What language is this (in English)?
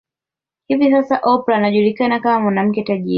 Swahili